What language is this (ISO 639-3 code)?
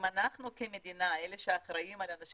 heb